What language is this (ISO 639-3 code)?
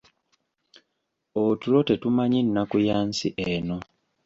lug